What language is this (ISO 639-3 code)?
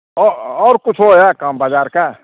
mai